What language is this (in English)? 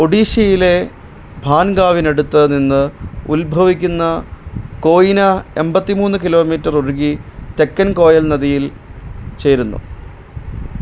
Malayalam